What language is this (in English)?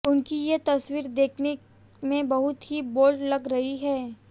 Hindi